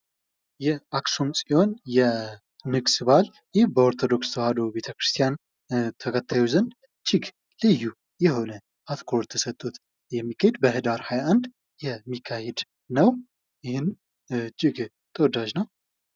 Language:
Amharic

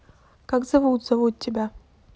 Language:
Russian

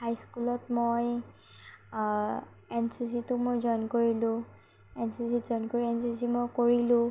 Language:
Assamese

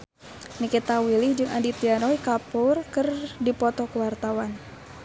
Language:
Sundanese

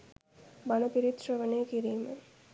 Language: Sinhala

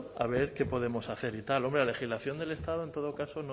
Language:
Spanish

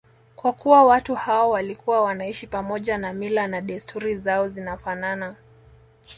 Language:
Swahili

